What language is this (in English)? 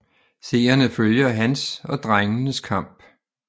Danish